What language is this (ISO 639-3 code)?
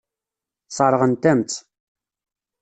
kab